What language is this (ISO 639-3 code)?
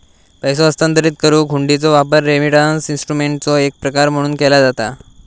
mar